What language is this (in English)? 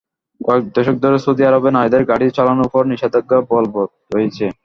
Bangla